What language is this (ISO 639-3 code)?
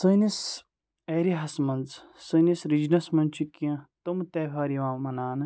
kas